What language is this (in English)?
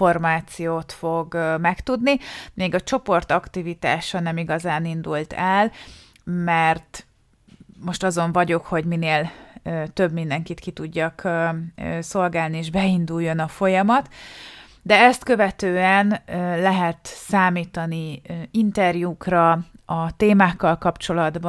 Hungarian